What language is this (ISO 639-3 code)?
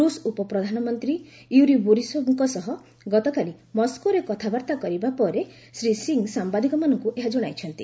ori